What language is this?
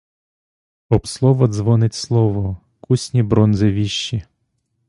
Ukrainian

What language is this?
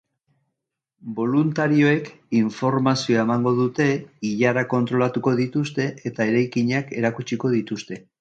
Basque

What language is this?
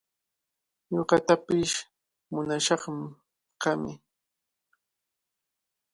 Cajatambo North Lima Quechua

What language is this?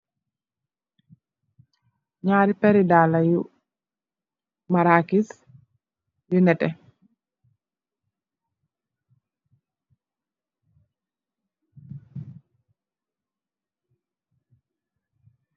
Wolof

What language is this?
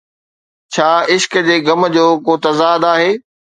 Sindhi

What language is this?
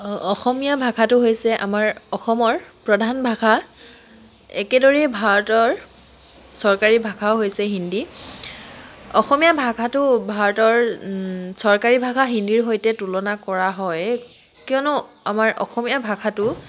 Assamese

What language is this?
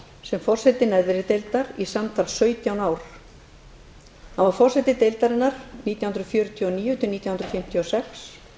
Icelandic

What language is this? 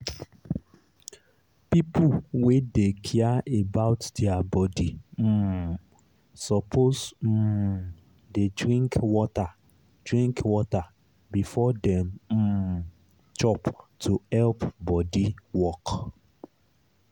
Nigerian Pidgin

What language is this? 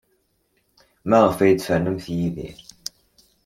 Kabyle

